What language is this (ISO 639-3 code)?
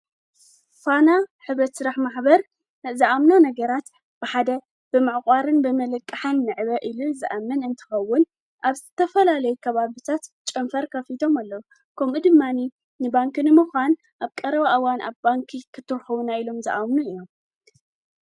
tir